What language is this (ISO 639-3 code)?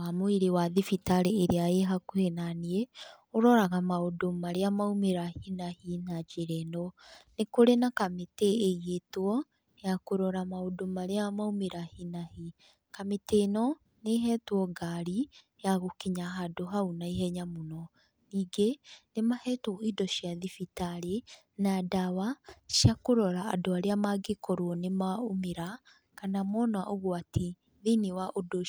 kik